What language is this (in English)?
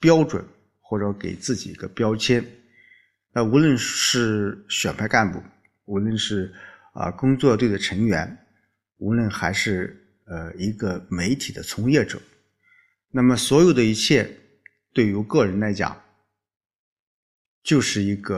Chinese